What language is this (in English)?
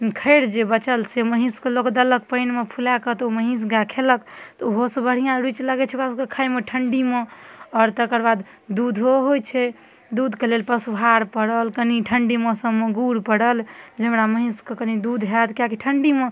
Maithili